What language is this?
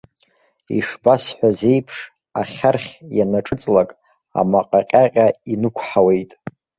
Abkhazian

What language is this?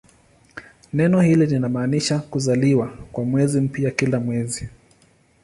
Swahili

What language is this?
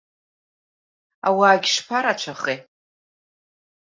Abkhazian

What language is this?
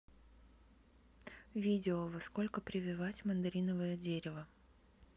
Russian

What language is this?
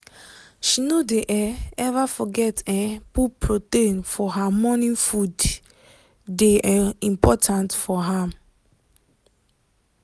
Nigerian Pidgin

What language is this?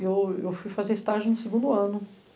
Portuguese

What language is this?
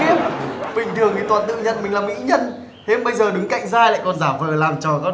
Vietnamese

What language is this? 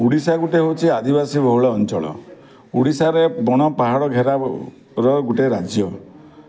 Odia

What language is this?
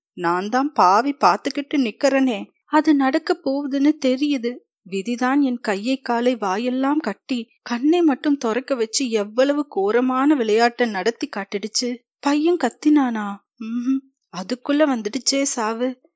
Tamil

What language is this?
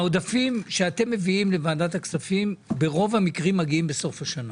Hebrew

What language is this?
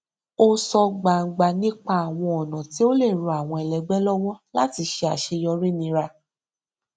Yoruba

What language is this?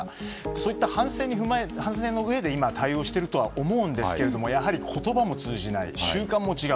Japanese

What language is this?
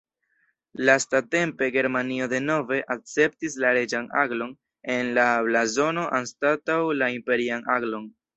Esperanto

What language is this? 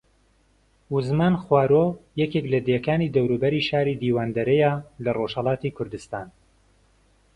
Central Kurdish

